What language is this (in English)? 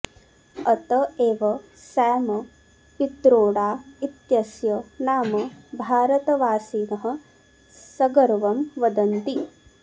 Sanskrit